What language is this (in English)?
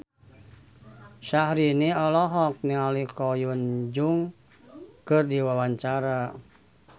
Sundanese